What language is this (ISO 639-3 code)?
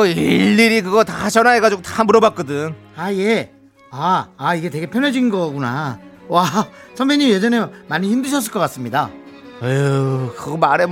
kor